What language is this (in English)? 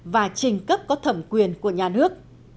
Vietnamese